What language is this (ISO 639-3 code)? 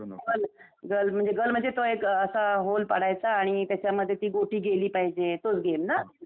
mar